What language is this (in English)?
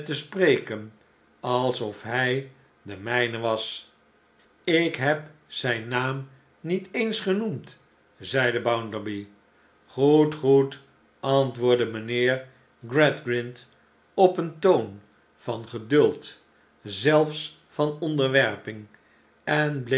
Dutch